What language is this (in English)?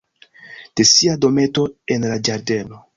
Esperanto